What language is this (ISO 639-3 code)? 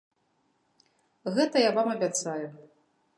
bel